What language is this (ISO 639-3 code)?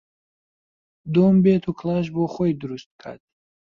ckb